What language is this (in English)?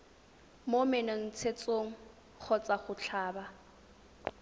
Tswana